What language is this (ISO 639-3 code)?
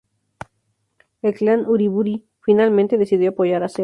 spa